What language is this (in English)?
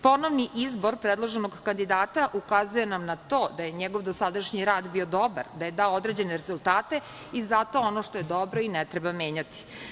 Serbian